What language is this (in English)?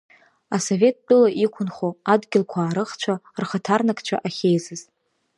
Abkhazian